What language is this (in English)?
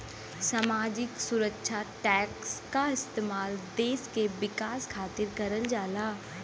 Bhojpuri